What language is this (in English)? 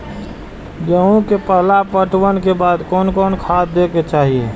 Maithili